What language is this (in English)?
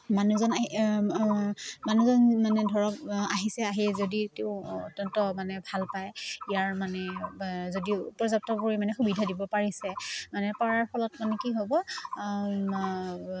Assamese